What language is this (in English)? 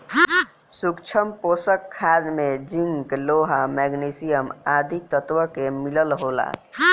Bhojpuri